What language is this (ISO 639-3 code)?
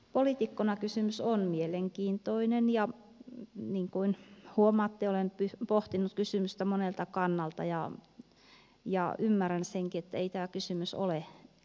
fin